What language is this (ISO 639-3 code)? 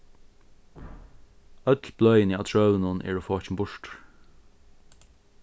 fao